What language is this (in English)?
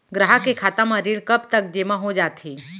Chhattisgarhi